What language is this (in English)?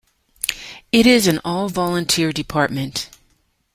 English